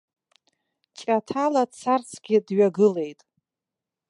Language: Abkhazian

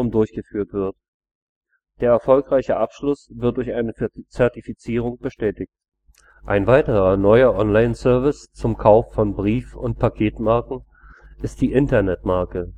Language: German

